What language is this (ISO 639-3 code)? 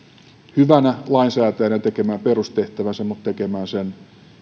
fin